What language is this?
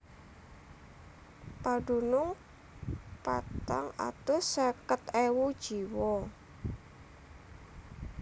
Javanese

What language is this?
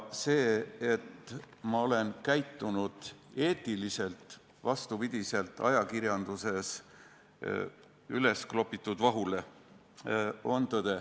Estonian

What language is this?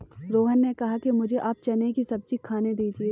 Hindi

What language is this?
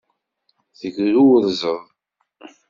Kabyle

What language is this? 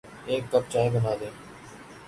Urdu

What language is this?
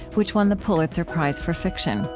English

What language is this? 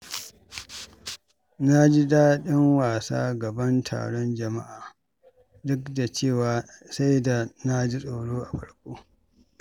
Hausa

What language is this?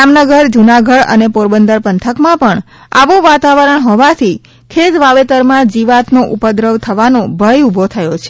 Gujarati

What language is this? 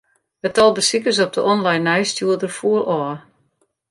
Western Frisian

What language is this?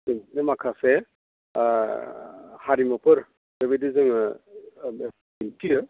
Bodo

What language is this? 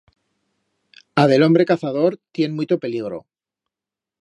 Aragonese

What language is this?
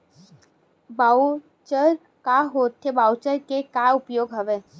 Chhattisgarhi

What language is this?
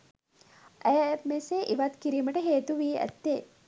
Sinhala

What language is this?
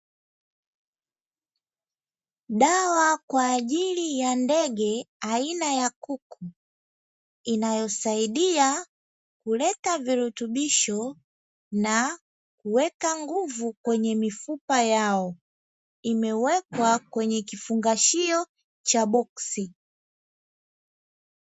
Swahili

